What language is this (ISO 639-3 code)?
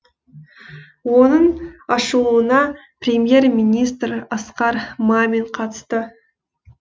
kaz